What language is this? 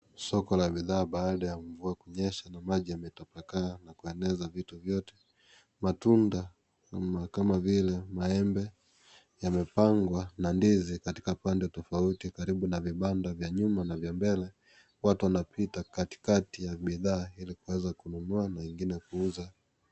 Swahili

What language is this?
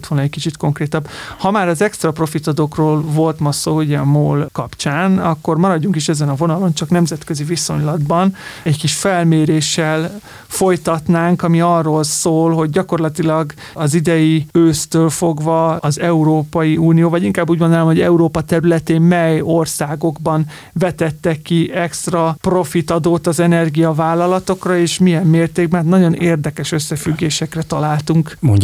Hungarian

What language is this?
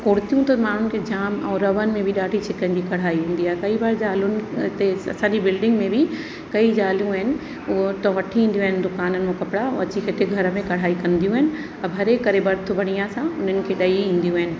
Sindhi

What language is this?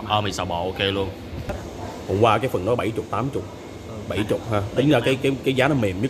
Vietnamese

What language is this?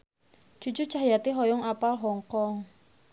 Sundanese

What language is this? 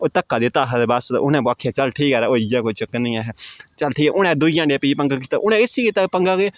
Dogri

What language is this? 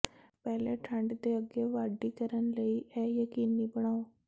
Punjabi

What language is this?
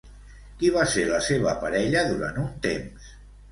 Catalan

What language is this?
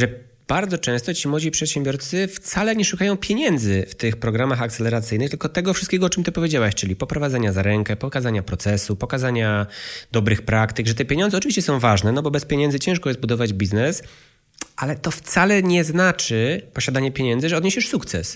Polish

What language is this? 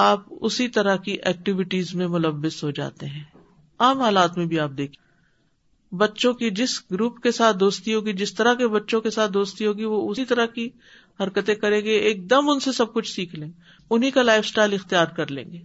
Urdu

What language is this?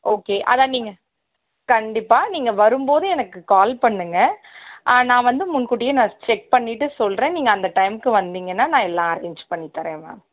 Tamil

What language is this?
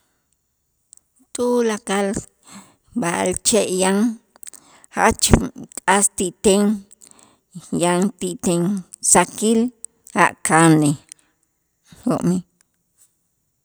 Itzá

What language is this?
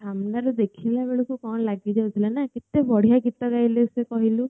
Odia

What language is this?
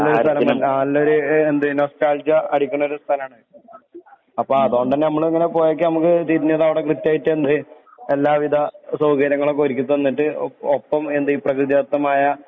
Malayalam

